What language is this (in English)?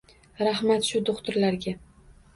Uzbek